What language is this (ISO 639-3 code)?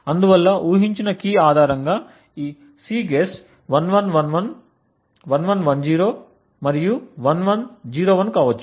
tel